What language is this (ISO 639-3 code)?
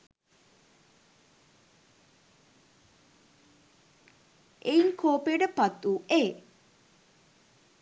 sin